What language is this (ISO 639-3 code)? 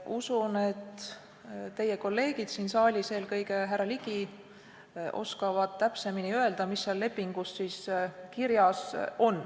est